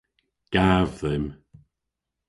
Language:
Cornish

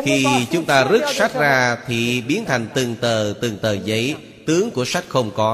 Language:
Vietnamese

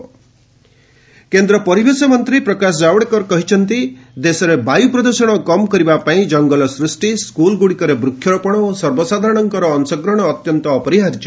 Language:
Odia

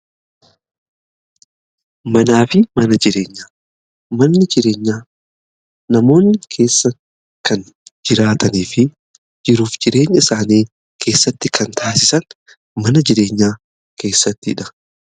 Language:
Oromo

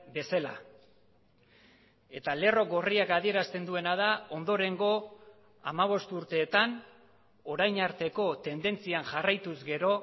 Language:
Basque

